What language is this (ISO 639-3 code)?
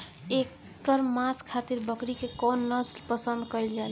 bho